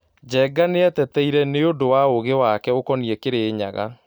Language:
Kikuyu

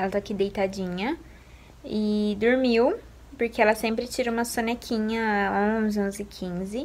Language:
Portuguese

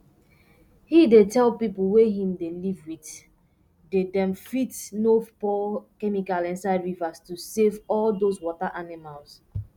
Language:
Nigerian Pidgin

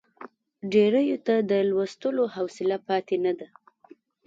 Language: Pashto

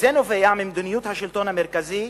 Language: Hebrew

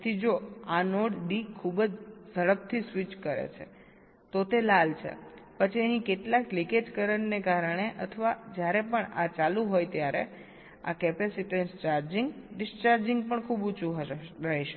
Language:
Gujarati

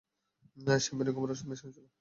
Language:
Bangla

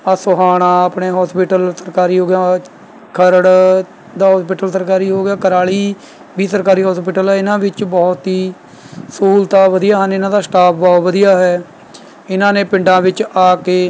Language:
Punjabi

